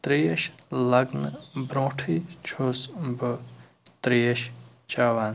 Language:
Kashmiri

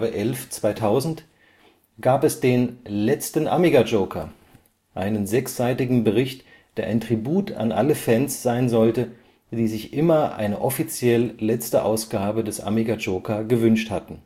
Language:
German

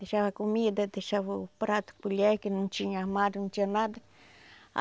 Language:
Portuguese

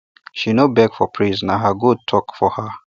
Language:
Nigerian Pidgin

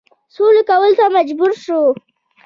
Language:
Pashto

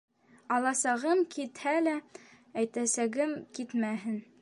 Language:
Bashkir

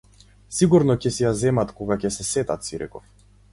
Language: Macedonian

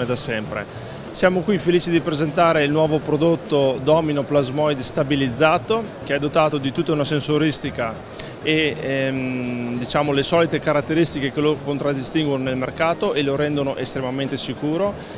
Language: Italian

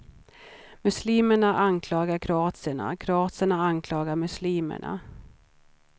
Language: Swedish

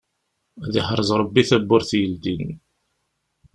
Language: Kabyle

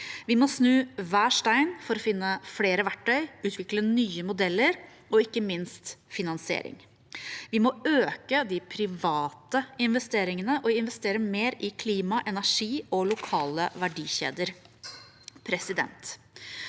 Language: Norwegian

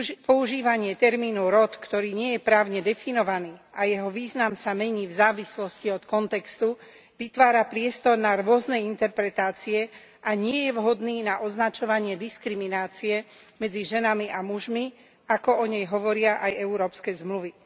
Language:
Slovak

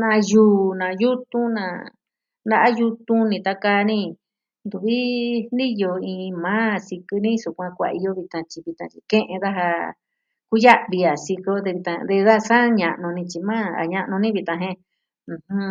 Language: Southwestern Tlaxiaco Mixtec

